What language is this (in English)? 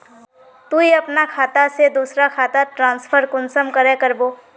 Magahi